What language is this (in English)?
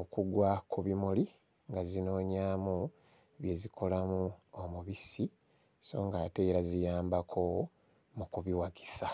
Ganda